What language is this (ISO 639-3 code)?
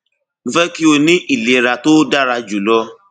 yor